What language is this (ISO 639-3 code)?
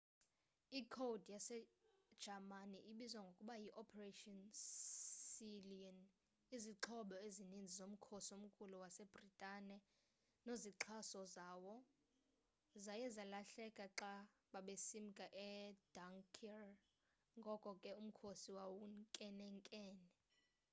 xho